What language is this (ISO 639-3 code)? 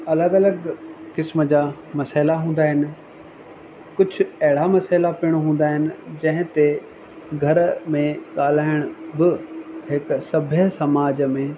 snd